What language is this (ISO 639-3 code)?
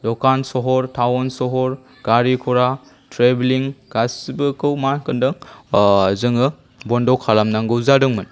brx